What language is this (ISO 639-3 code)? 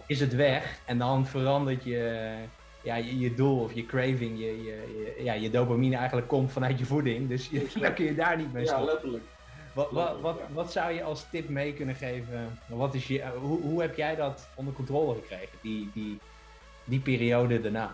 nld